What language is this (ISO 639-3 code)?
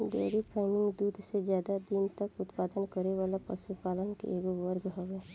bho